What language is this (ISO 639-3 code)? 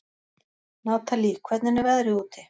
isl